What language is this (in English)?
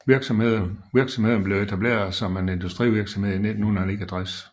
Danish